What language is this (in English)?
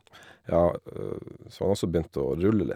Norwegian